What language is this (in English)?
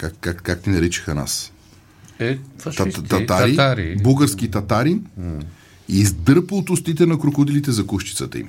Bulgarian